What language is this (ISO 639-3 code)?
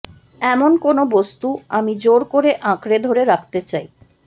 ben